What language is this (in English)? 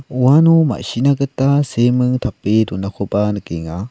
Garo